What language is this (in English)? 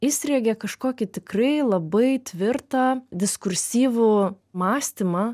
Lithuanian